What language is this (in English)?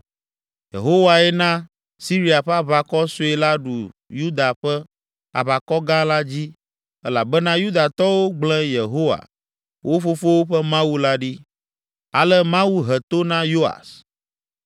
Ewe